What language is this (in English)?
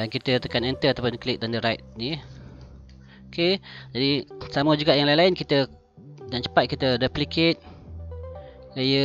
Malay